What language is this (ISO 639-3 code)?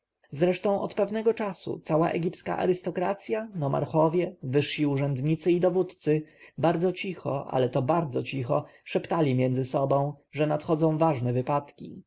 pol